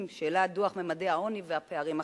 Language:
Hebrew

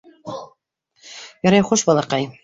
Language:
Bashkir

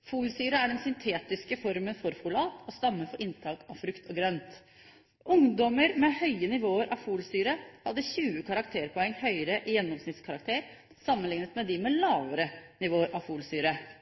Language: Norwegian Bokmål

